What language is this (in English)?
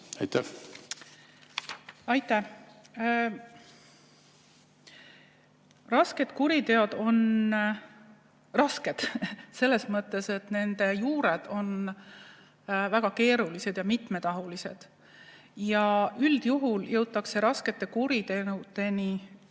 Estonian